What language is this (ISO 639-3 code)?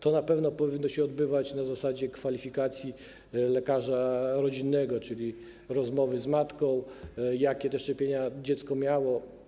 pol